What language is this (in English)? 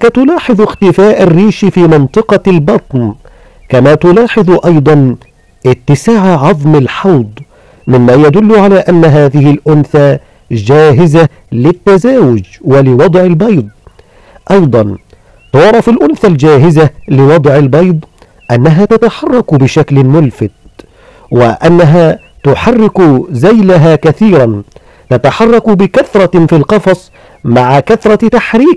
Arabic